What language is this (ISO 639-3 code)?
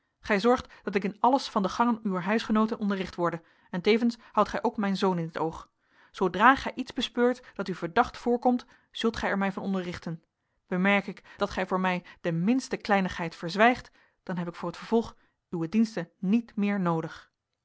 nld